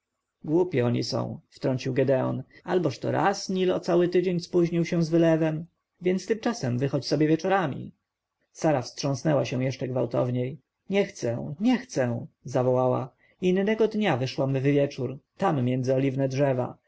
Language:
Polish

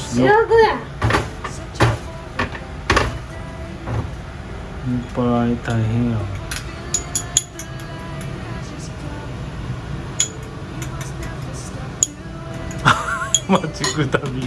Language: Japanese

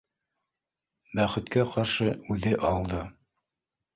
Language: Bashkir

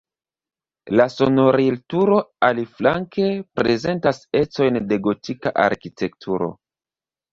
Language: Esperanto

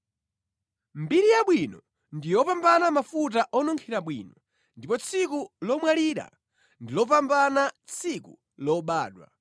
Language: Nyanja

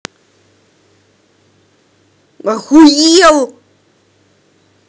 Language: Russian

